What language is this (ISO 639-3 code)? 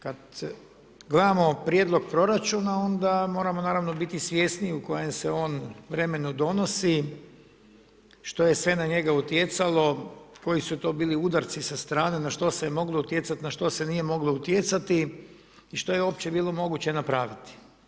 hrv